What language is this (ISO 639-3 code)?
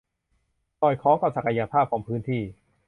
tha